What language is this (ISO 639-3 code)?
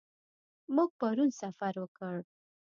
pus